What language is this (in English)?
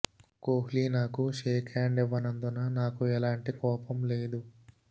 Telugu